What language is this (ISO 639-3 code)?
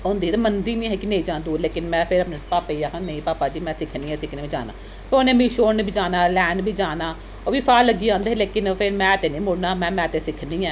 doi